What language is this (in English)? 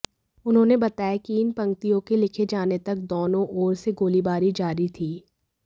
Hindi